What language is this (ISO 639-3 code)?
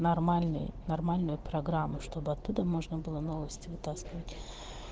rus